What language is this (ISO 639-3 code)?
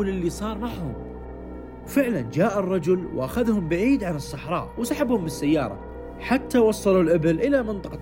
ara